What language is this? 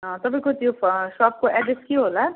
Nepali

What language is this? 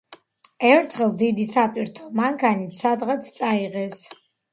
Georgian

